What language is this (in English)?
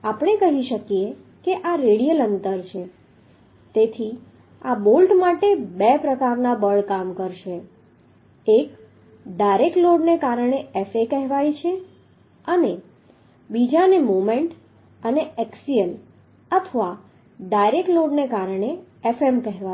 Gujarati